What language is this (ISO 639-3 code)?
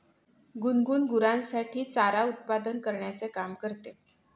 mar